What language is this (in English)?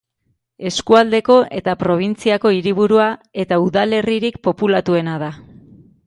Basque